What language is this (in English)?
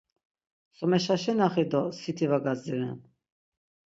Laz